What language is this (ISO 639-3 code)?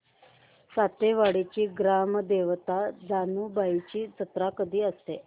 mar